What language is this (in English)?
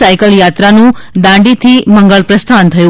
Gujarati